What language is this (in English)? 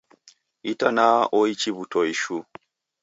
Taita